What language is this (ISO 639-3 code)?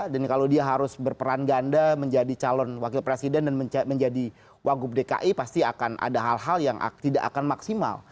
ind